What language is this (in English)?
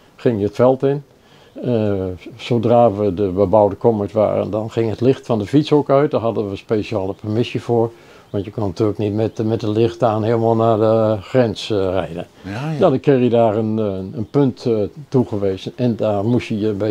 Dutch